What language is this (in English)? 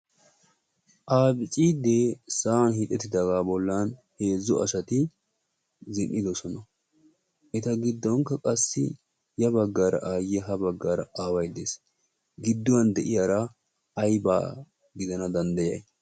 Wolaytta